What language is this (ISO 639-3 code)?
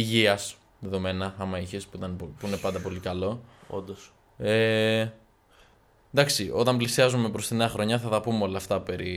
ell